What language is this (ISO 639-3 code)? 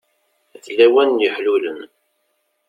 kab